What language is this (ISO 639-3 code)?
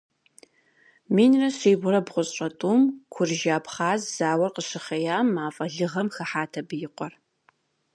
kbd